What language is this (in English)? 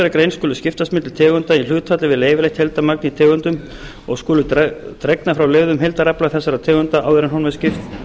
Icelandic